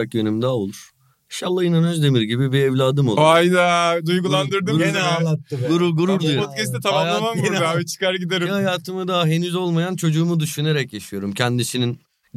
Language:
Turkish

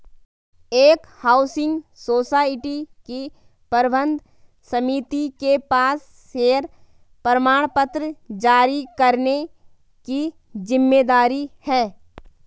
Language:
Hindi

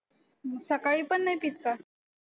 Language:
Marathi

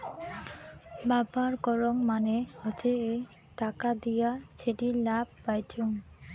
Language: Bangla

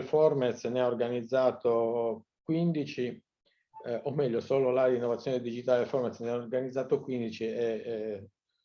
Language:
Italian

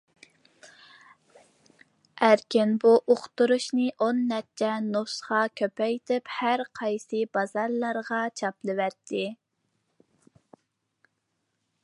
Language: Uyghur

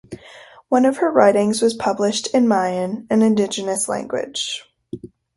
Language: English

